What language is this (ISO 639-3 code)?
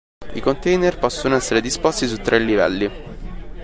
ita